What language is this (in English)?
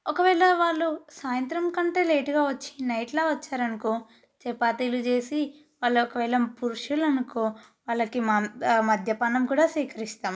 Telugu